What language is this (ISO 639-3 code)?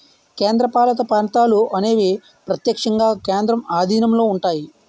tel